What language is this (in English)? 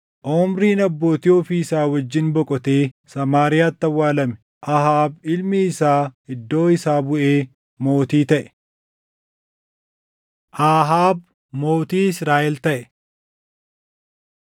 Oromo